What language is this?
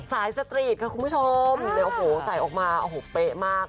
Thai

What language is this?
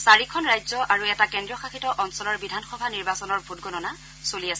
Assamese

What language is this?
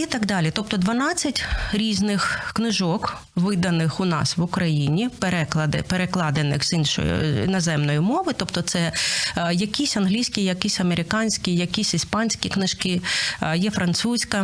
Ukrainian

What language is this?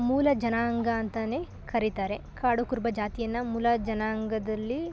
Kannada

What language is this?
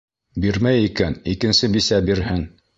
Bashkir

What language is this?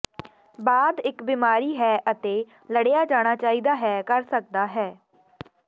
Punjabi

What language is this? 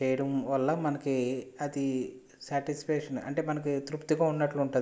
Telugu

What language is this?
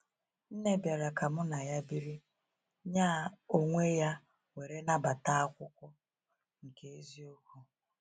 Igbo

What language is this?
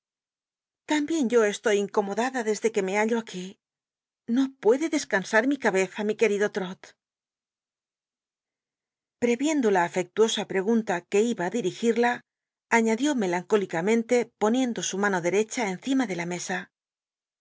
Spanish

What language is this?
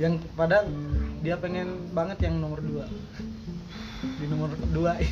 Indonesian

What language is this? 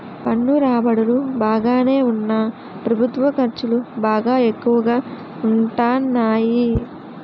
Telugu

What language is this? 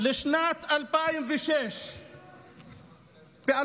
Hebrew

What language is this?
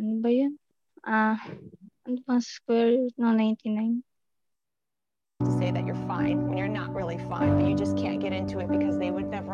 Filipino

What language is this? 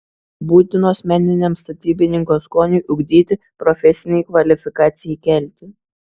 Lithuanian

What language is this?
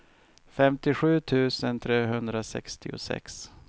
Swedish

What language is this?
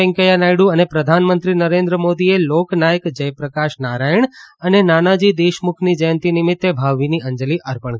Gujarati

